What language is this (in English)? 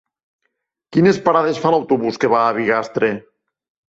Catalan